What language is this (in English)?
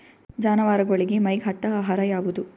Kannada